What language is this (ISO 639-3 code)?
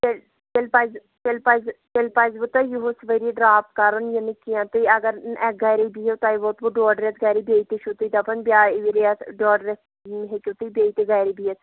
kas